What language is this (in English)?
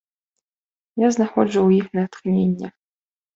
Belarusian